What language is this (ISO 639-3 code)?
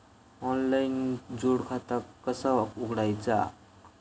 mar